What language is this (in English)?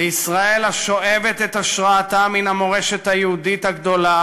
Hebrew